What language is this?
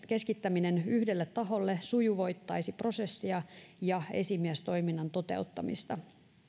Finnish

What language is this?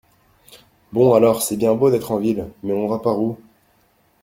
French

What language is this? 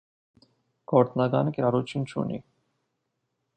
Armenian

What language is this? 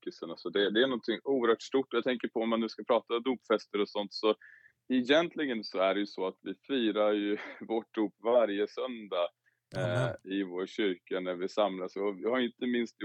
Swedish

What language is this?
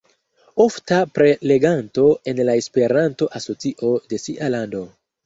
Esperanto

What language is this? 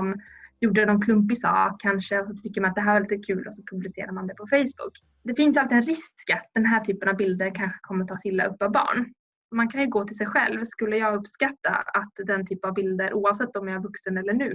Swedish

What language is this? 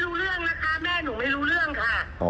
Thai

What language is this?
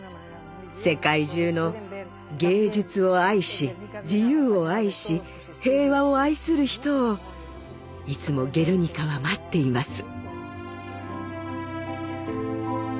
Japanese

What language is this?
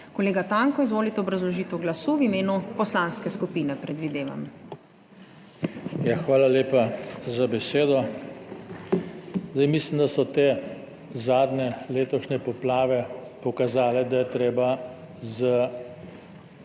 Slovenian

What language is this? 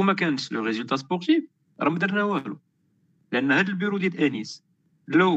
Arabic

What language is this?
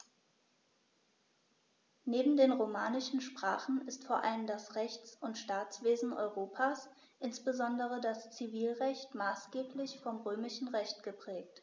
German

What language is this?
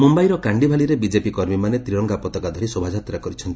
Odia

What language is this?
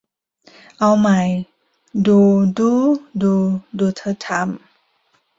Thai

